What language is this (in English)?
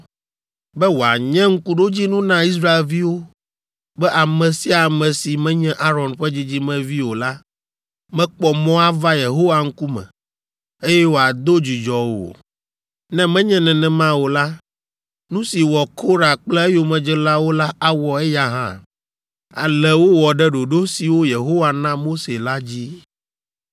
Ewe